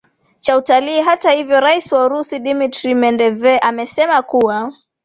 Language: Swahili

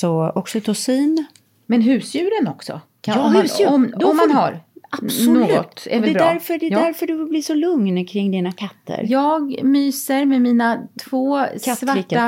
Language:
Swedish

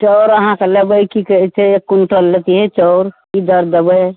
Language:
Maithili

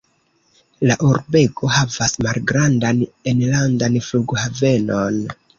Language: Esperanto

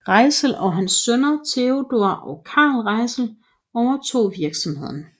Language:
Danish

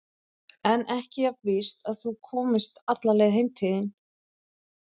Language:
Icelandic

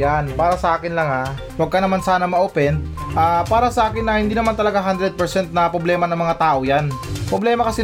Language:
Filipino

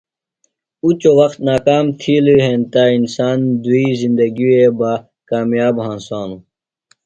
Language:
Phalura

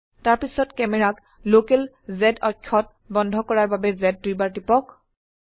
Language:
Assamese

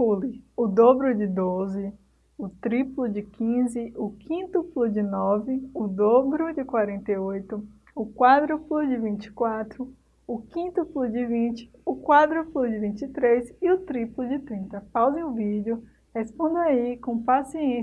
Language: Portuguese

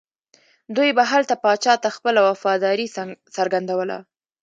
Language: Pashto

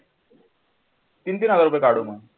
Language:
Marathi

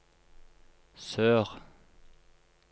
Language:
Norwegian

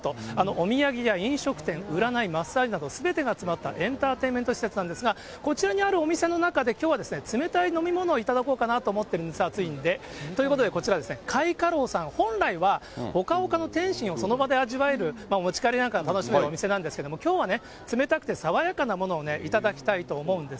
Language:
Japanese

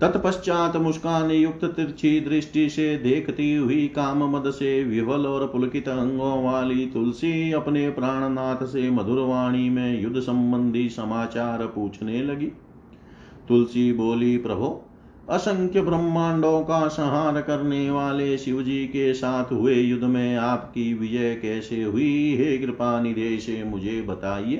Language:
Hindi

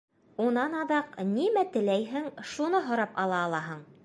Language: Bashkir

